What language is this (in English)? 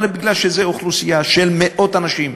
Hebrew